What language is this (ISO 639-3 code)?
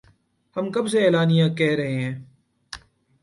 urd